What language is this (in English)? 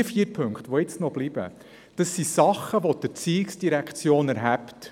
Swiss German